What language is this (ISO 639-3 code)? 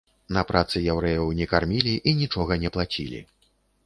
bel